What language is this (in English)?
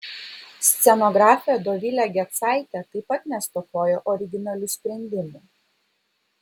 Lithuanian